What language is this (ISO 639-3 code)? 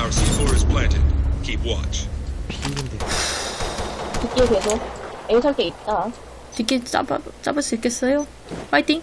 kor